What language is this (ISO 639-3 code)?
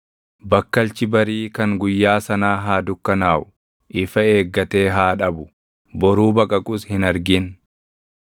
orm